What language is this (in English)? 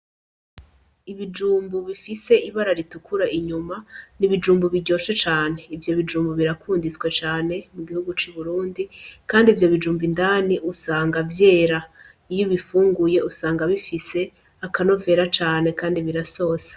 Rundi